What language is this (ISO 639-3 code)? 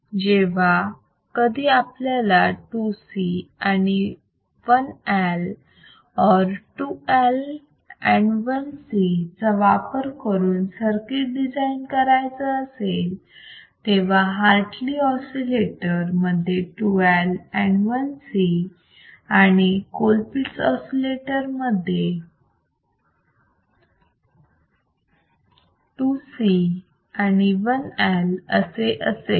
mar